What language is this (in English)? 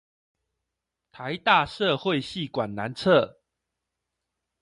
Chinese